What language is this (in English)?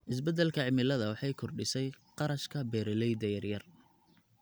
Somali